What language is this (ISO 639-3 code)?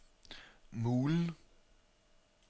dan